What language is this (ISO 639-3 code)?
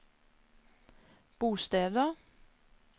nor